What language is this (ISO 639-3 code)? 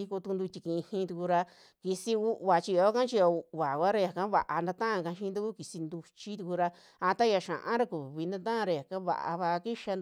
jmx